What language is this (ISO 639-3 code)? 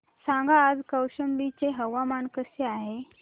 mar